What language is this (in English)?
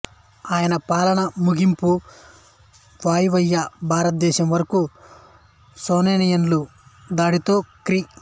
Telugu